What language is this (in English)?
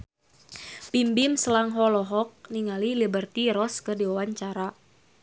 Sundanese